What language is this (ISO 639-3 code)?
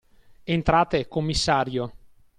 ita